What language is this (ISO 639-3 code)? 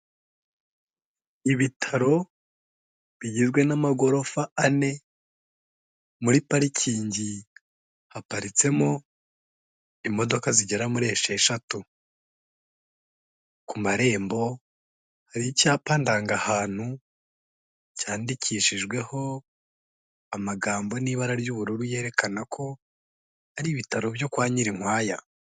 kin